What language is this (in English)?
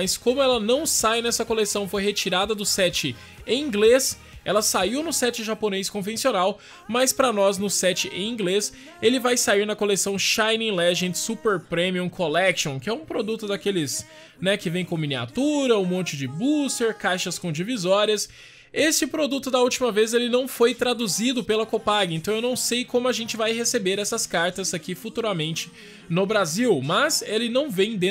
Portuguese